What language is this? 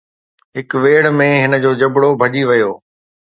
Sindhi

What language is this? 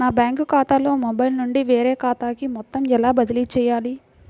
Telugu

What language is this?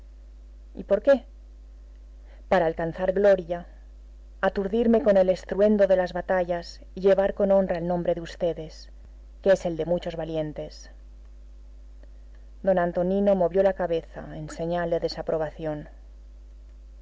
Spanish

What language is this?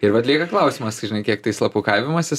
Lithuanian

